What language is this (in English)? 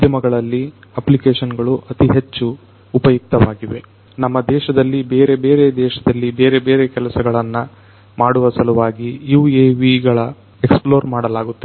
Kannada